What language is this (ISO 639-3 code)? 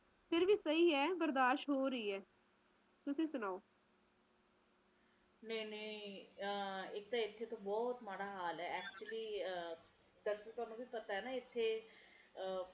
pan